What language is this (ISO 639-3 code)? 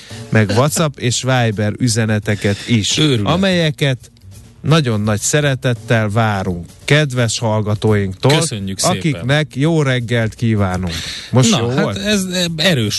hun